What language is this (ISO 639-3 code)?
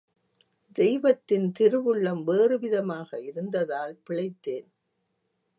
tam